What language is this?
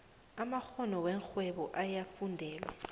South Ndebele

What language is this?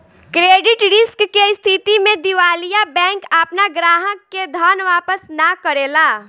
Bhojpuri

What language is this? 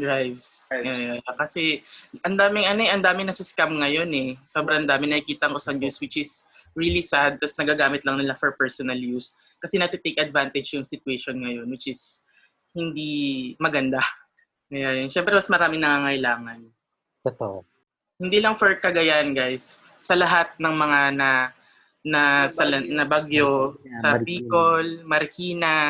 Filipino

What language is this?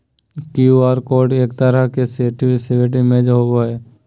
Magahi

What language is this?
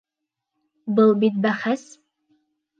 Bashkir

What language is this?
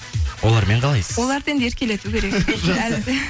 Kazakh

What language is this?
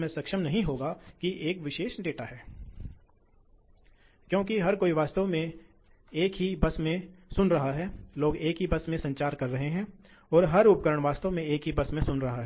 Hindi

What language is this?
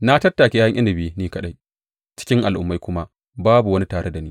Hausa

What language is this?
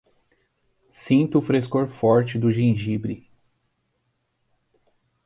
Portuguese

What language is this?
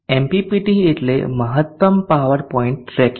Gujarati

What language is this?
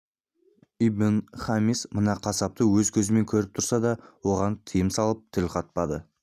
Kazakh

